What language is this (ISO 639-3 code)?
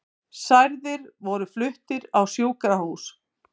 isl